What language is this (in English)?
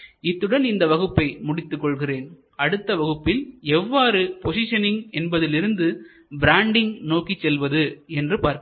Tamil